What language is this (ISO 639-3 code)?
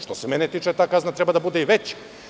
srp